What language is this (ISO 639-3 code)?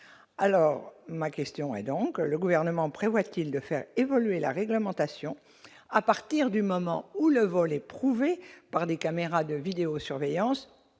fra